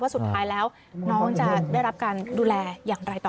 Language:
Thai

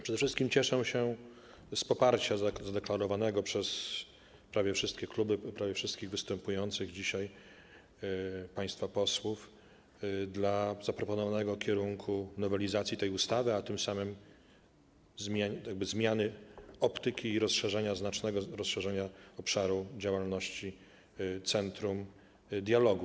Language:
Polish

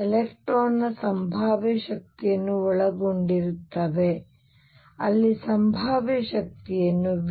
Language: Kannada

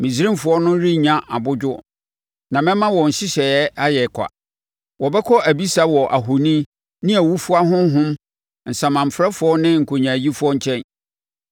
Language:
Akan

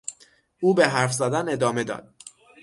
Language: Persian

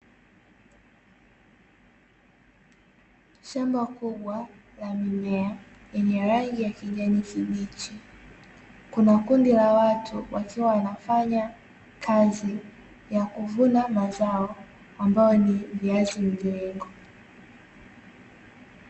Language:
Swahili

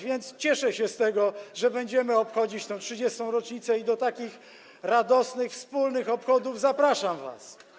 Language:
Polish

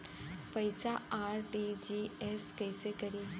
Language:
Bhojpuri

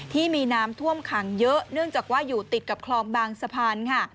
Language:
Thai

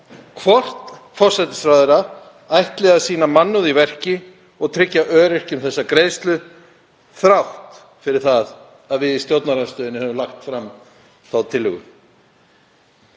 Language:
Icelandic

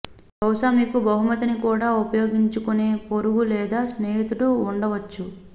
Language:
Telugu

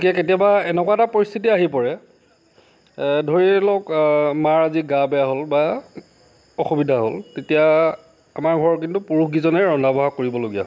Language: Assamese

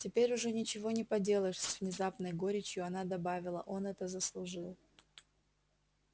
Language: Russian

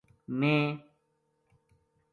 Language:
Gujari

